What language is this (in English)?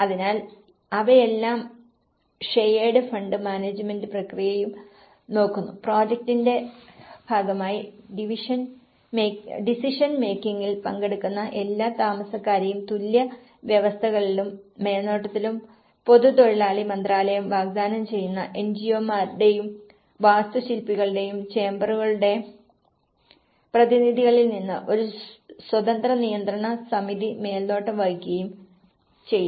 Malayalam